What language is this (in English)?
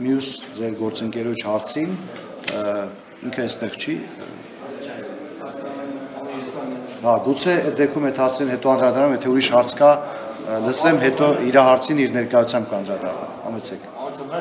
Romanian